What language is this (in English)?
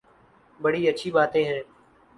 Urdu